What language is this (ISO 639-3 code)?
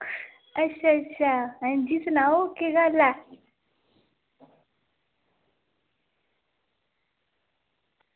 doi